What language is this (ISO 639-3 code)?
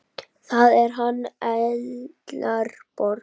isl